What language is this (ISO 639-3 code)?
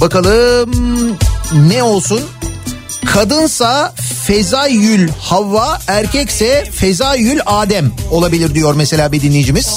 tur